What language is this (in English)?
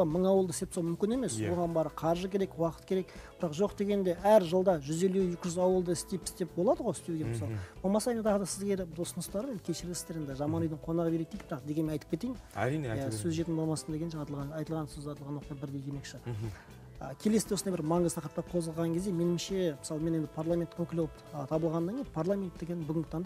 Turkish